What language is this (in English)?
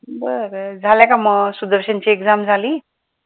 Marathi